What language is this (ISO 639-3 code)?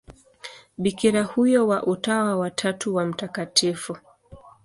swa